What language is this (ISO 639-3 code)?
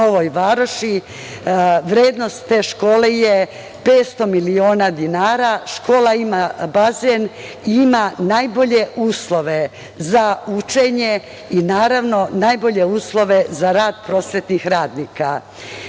srp